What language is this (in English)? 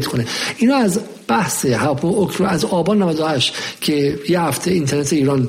Persian